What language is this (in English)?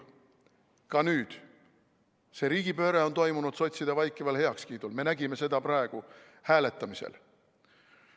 Estonian